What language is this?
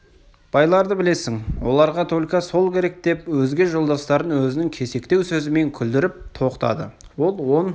Kazakh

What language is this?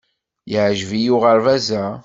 Kabyle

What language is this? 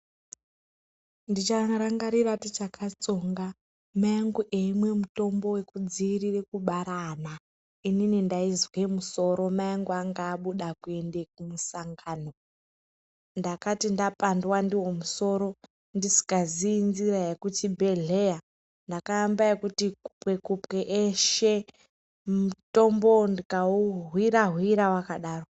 Ndau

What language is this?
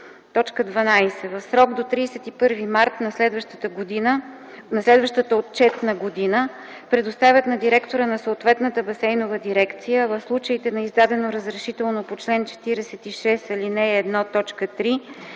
Bulgarian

